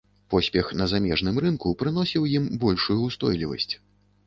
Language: Belarusian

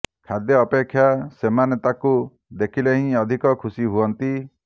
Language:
Odia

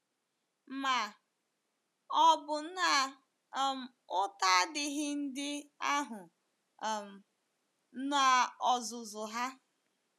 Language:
Igbo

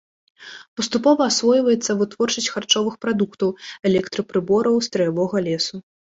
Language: Belarusian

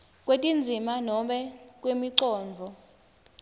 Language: Swati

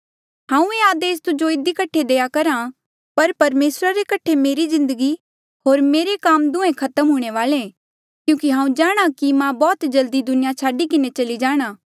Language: Mandeali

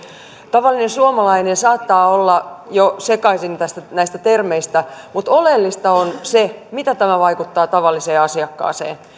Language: Finnish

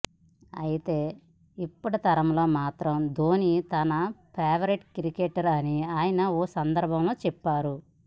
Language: Telugu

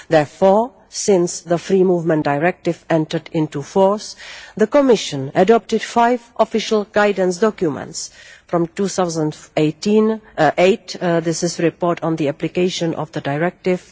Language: English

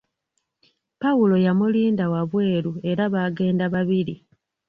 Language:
Ganda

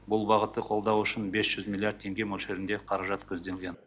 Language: Kazakh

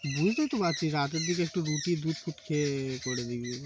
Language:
Bangla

